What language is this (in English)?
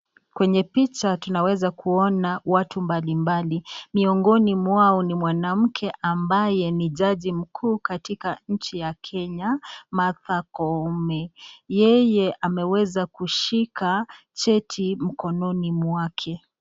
Swahili